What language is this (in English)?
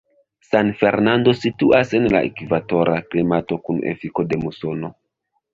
Esperanto